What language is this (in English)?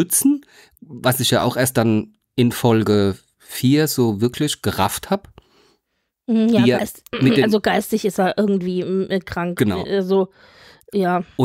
German